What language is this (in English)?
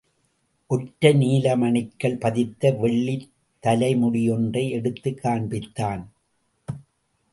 Tamil